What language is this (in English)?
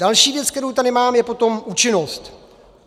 Czech